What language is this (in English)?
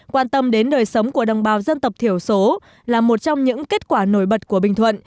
Vietnamese